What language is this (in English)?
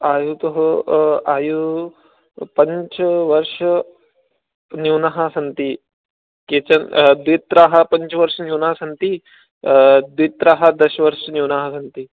Sanskrit